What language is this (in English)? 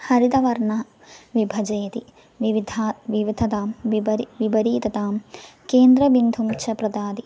Sanskrit